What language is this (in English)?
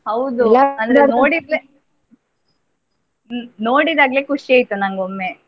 Kannada